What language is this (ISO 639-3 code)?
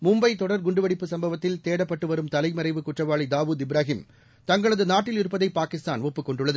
tam